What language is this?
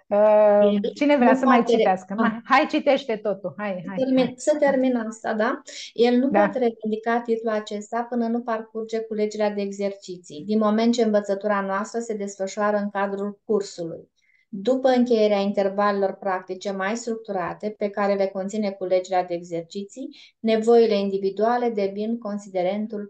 Romanian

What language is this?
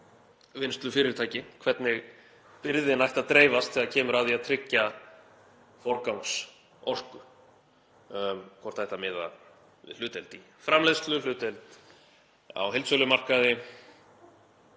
Icelandic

